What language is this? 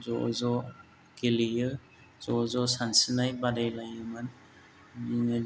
Bodo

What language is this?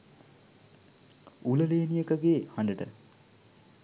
Sinhala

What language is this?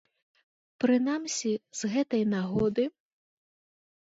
Belarusian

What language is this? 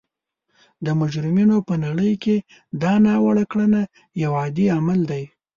Pashto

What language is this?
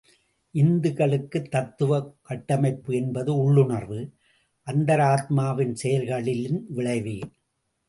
Tamil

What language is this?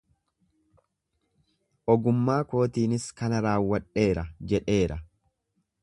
Oromo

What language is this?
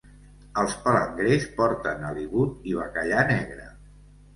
Catalan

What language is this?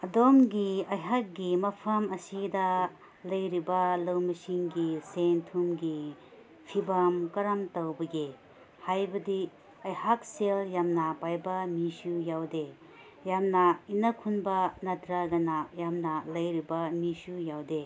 Manipuri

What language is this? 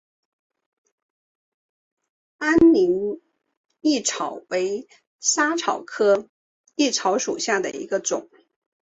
Chinese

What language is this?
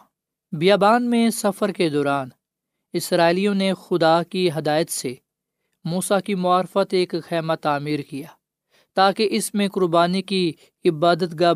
Urdu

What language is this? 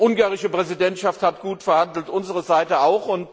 German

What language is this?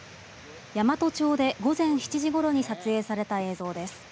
Japanese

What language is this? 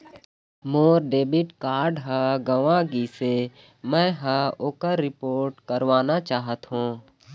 Chhattisgarhi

